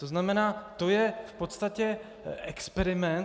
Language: Czech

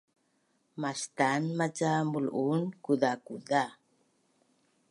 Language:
Bunun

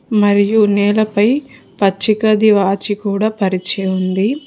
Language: Telugu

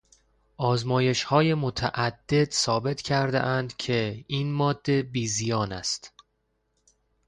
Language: Persian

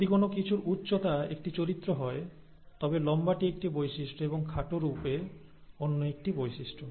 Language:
Bangla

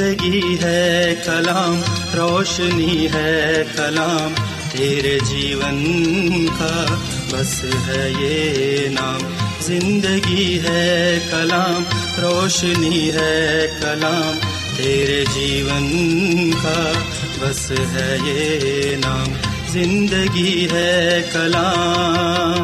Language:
Urdu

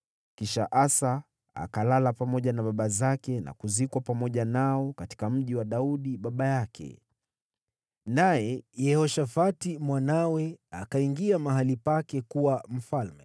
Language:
Swahili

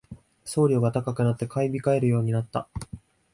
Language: Japanese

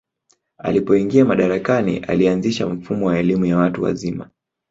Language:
Swahili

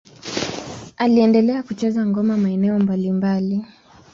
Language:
Swahili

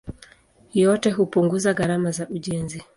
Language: Swahili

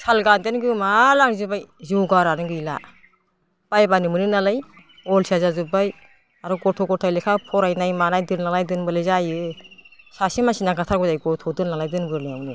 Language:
Bodo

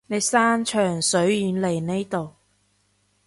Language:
Cantonese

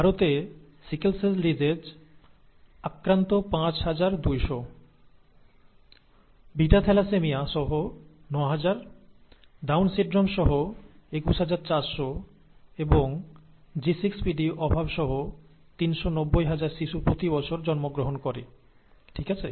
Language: Bangla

